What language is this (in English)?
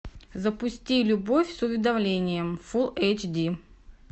Russian